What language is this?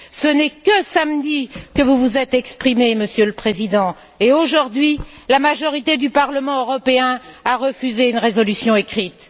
French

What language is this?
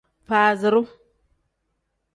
Tem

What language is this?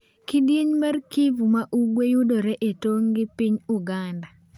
Luo (Kenya and Tanzania)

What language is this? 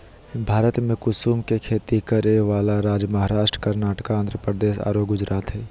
Magahi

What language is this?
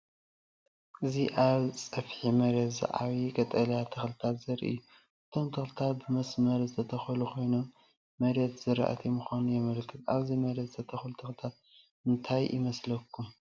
Tigrinya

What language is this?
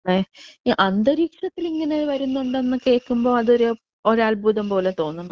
Malayalam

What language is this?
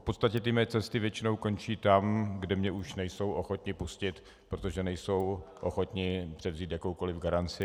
Czech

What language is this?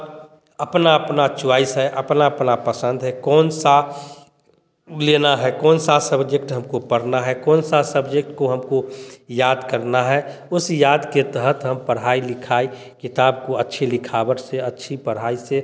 Hindi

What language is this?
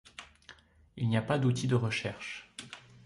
French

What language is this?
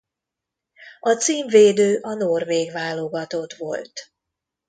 Hungarian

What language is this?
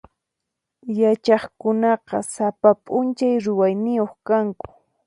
Puno Quechua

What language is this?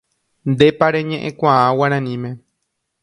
Guarani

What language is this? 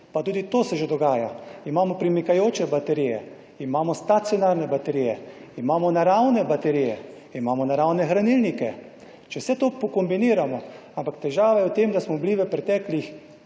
Slovenian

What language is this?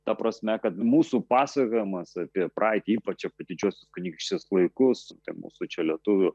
Lithuanian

